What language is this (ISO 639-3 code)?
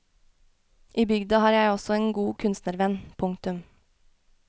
nor